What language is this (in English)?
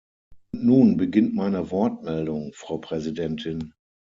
German